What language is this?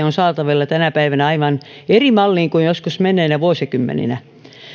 Finnish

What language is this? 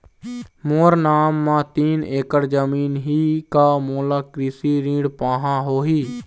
Chhattisgarhi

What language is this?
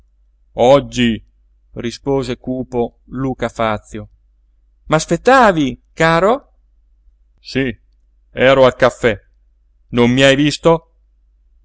Italian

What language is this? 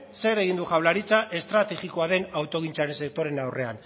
Basque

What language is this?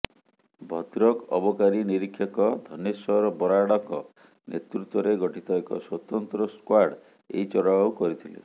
Odia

